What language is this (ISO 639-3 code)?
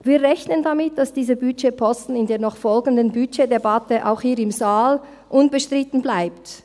gsw